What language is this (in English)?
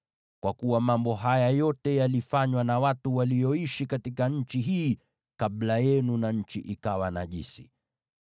Swahili